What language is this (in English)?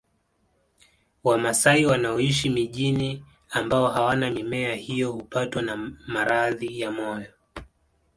Swahili